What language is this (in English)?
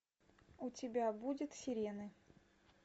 Russian